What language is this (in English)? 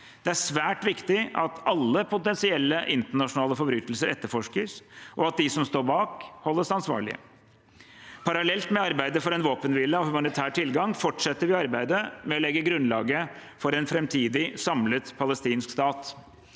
Norwegian